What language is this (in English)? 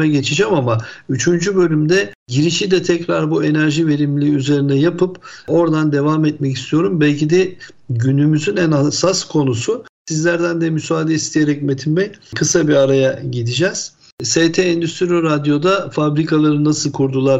Turkish